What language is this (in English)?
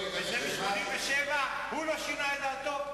Hebrew